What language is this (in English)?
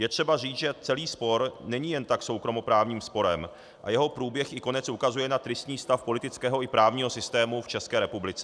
Czech